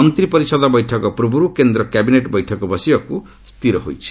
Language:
Odia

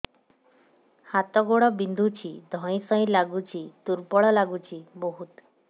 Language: Odia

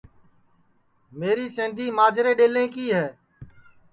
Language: Sansi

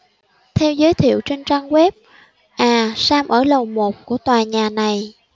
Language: Vietnamese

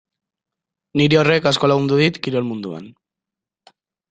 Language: Basque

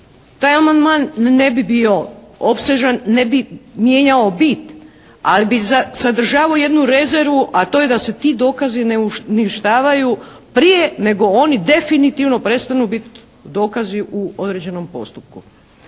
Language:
Croatian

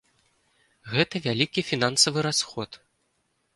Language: Belarusian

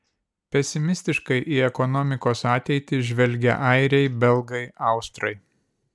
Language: Lithuanian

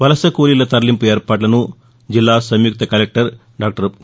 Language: Telugu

